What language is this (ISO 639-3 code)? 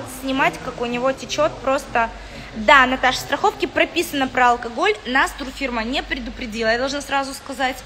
rus